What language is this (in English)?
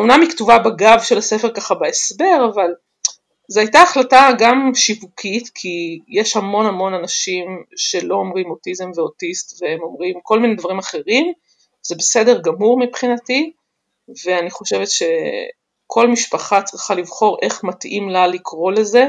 Hebrew